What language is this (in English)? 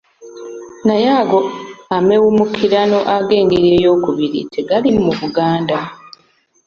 Ganda